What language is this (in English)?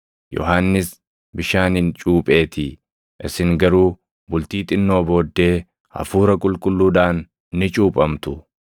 Oromo